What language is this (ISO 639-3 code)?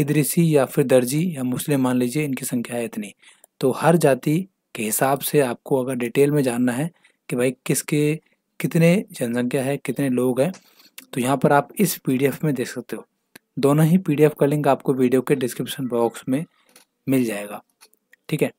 hin